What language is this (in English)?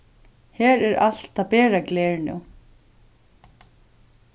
Faroese